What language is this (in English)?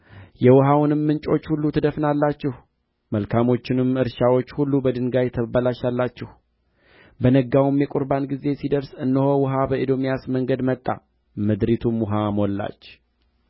Amharic